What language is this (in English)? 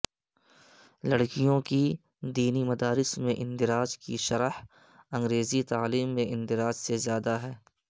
Urdu